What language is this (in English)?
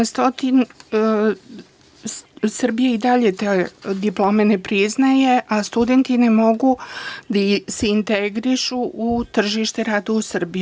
Serbian